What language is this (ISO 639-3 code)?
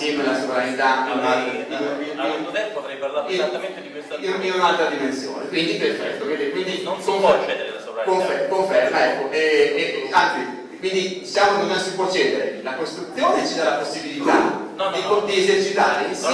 ita